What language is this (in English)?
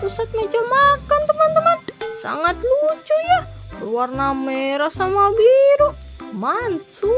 Indonesian